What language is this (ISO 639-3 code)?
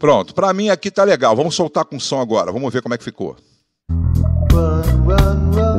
por